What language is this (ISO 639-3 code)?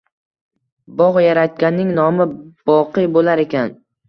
uzb